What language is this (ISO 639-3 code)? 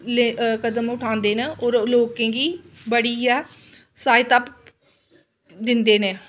doi